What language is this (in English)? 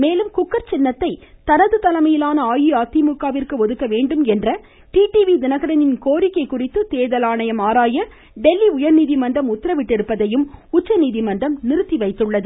Tamil